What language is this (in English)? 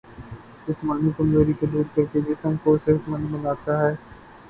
Urdu